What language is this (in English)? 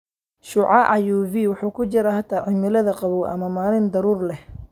Somali